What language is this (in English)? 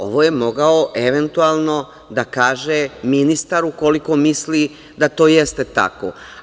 Serbian